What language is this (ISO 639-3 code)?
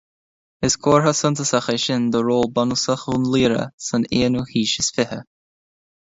gle